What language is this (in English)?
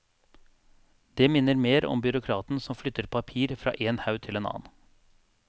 Norwegian